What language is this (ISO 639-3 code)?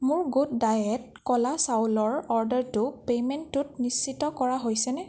asm